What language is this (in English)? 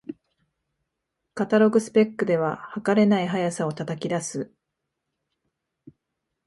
Japanese